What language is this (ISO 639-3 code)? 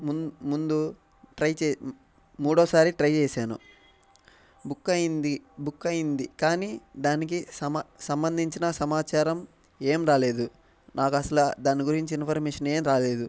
tel